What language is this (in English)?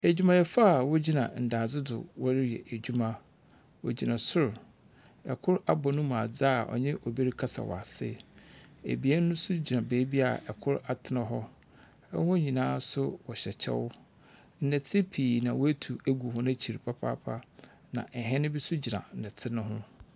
Akan